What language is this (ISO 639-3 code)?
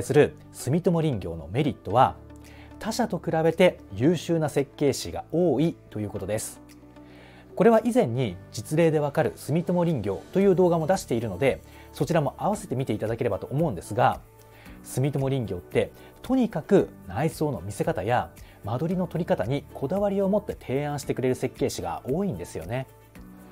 jpn